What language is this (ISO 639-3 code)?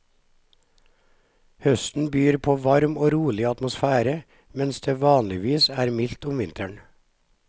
nor